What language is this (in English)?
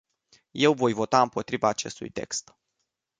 Romanian